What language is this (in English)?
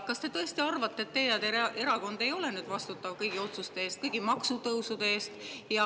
Estonian